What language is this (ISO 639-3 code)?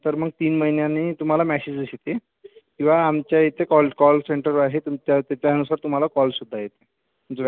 mar